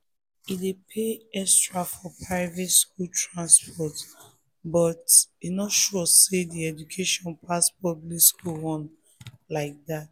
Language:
Nigerian Pidgin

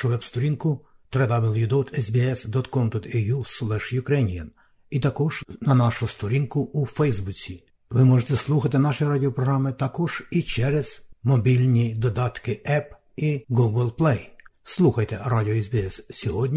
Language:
Ukrainian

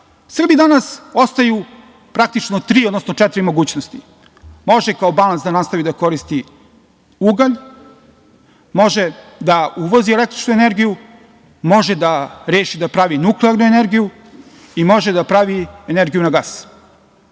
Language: Serbian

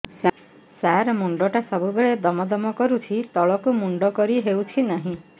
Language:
Odia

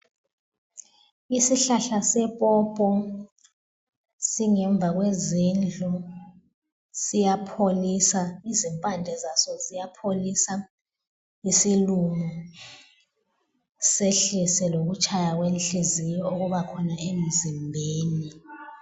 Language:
North Ndebele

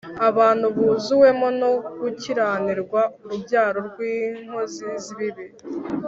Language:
Kinyarwanda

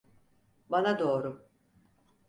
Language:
Turkish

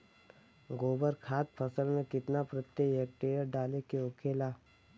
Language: Bhojpuri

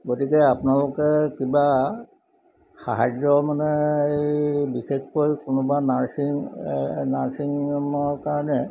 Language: Assamese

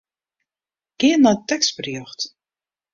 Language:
Western Frisian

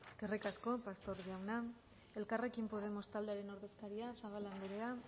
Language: Basque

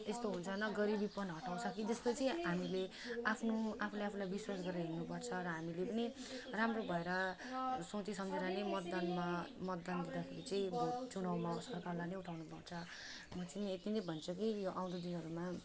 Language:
Nepali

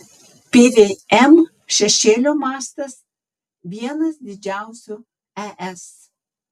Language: Lithuanian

